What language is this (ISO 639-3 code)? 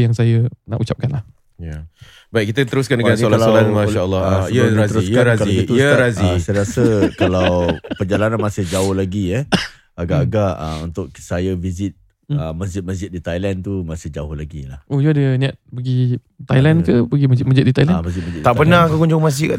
msa